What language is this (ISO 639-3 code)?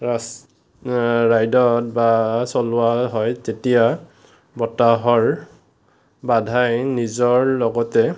asm